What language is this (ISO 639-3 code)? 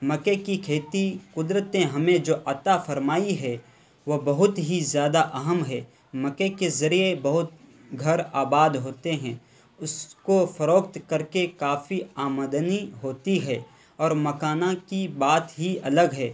urd